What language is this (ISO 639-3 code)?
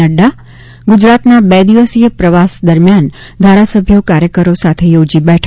guj